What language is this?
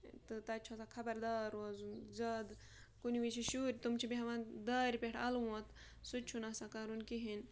Kashmiri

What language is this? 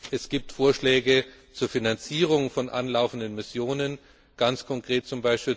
German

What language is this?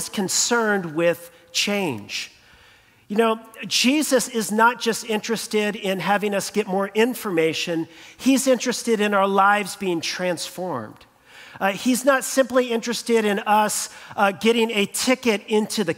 English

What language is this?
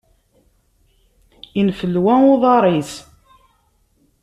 Kabyle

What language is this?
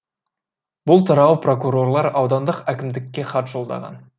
Kazakh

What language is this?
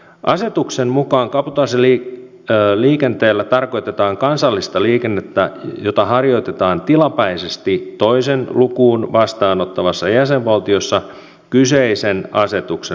Finnish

